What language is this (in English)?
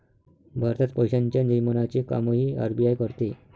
Marathi